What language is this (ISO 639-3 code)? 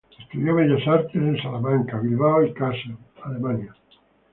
spa